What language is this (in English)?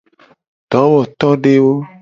Gen